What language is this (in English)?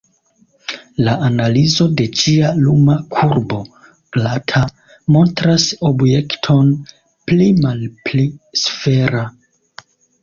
Esperanto